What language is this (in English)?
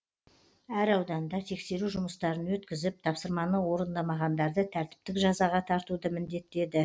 Kazakh